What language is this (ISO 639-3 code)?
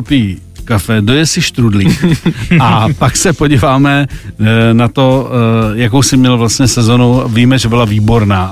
ces